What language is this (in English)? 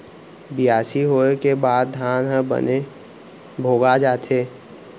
Chhattisgarhi